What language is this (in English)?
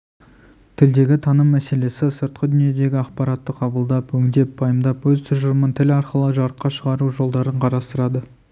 Kazakh